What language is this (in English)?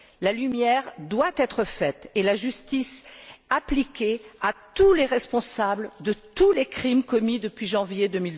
French